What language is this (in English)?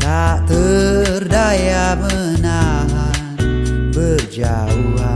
Indonesian